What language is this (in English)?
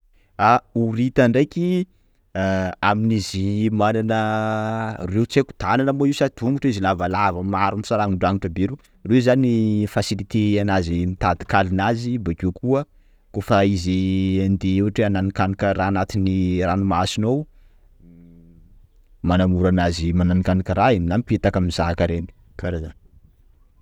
Sakalava Malagasy